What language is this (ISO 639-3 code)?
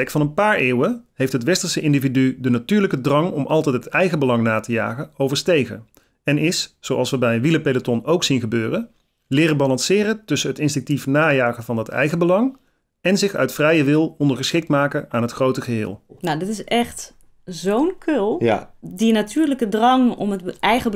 nld